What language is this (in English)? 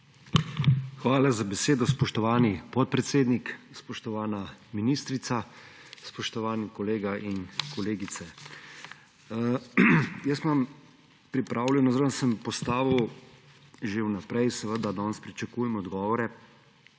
Slovenian